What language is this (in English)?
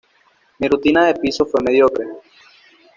Spanish